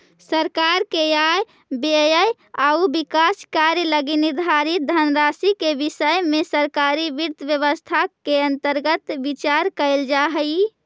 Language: Magahi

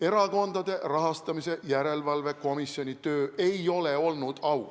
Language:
Estonian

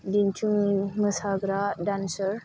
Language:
Bodo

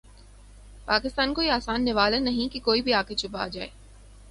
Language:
Urdu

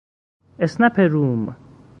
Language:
Persian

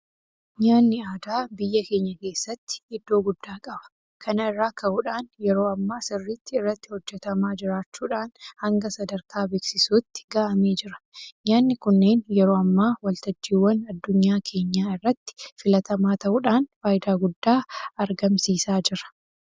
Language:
Oromo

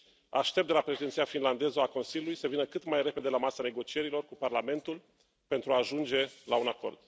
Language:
Romanian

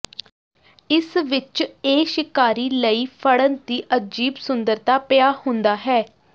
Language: Punjabi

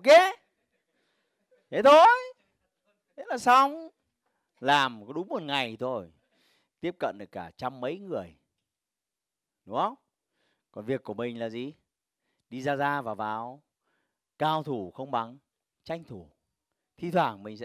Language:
Vietnamese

